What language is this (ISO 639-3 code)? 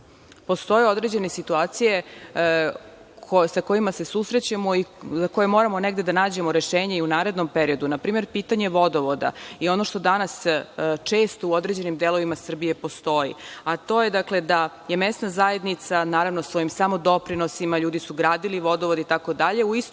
srp